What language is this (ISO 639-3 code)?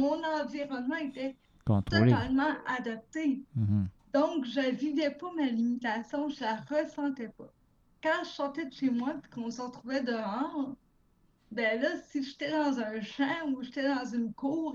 fra